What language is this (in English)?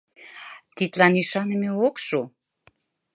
Mari